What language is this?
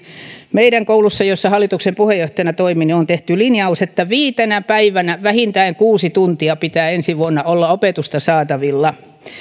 Finnish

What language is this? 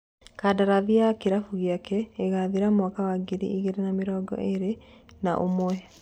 Kikuyu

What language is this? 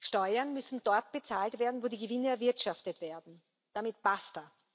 German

